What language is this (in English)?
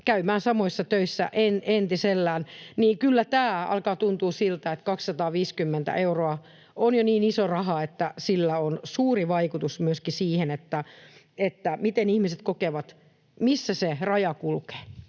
Finnish